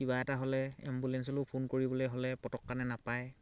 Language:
Assamese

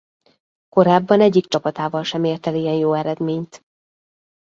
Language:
Hungarian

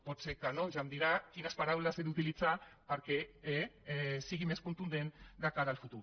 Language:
Catalan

